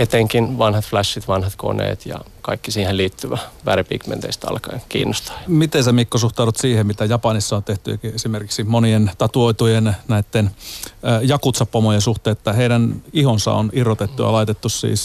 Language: Finnish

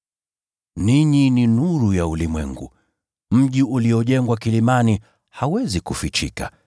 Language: Swahili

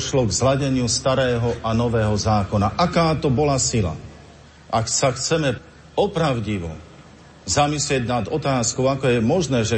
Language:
Slovak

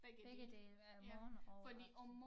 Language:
Danish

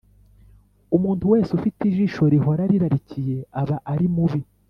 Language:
Kinyarwanda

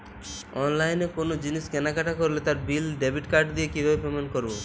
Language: Bangla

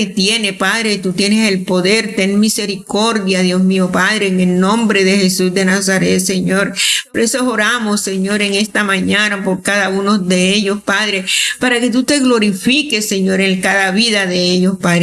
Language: Spanish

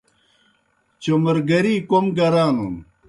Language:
Kohistani Shina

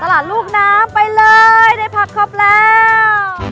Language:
Thai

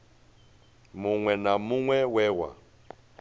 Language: Venda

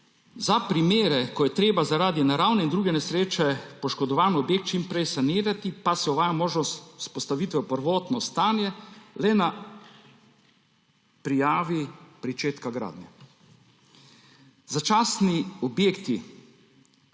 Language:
Slovenian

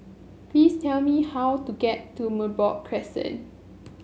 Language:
English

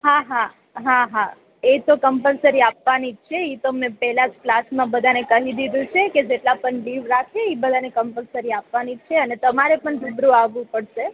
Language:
Gujarati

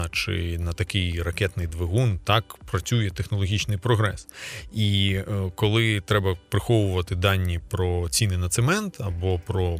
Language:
Ukrainian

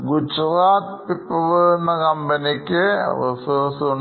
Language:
Malayalam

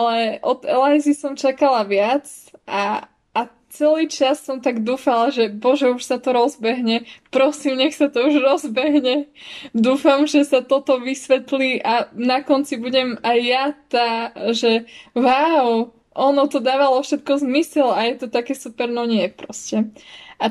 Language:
Slovak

